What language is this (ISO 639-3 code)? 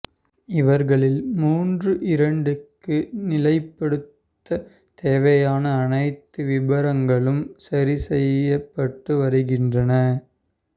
tam